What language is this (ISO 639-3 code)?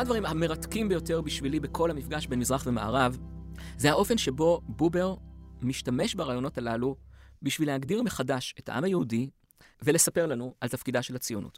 heb